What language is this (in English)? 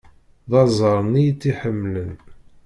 Kabyle